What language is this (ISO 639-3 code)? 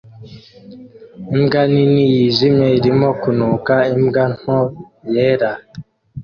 kin